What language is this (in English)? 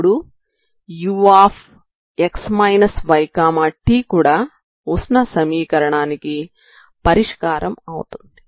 Telugu